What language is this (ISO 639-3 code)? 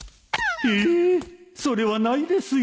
jpn